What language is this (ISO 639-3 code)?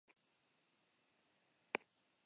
eus